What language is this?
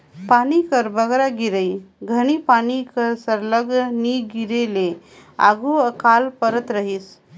Chhattisgarhi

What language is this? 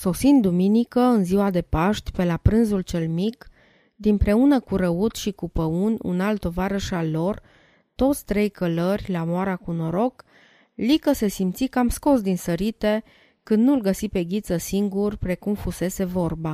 Romanian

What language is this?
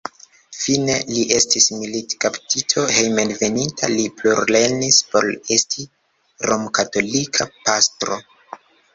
Esperanto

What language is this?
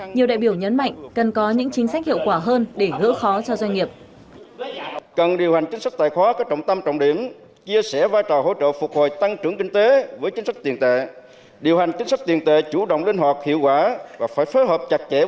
Vietnamese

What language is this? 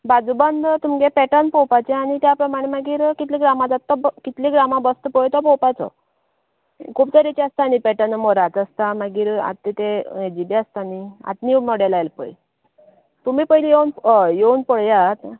Konkani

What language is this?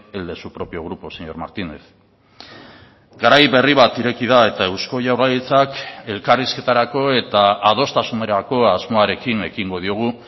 Basque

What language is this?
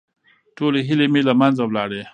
Pashto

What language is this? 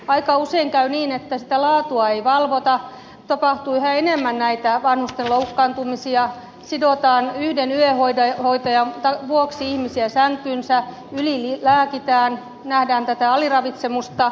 Finnish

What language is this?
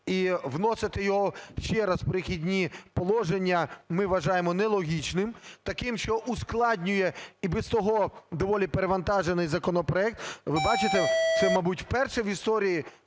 Ukrainian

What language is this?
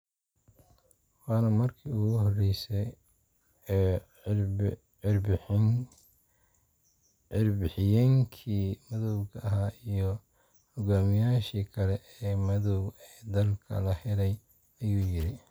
Somali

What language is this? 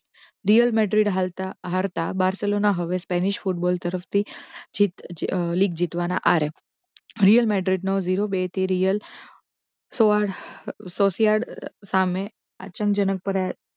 Gujarati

